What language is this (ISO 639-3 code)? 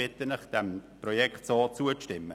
gsw